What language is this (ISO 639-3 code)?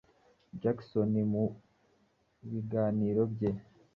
kin